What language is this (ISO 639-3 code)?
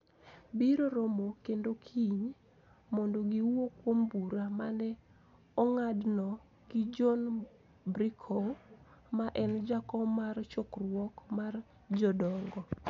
luo